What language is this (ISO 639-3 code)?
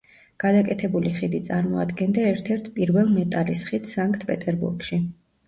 kat